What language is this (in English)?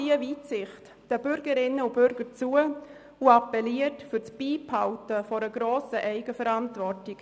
Swiss German